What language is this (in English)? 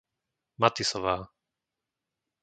Slovak